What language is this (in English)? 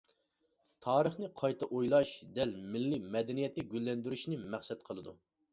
Uyghur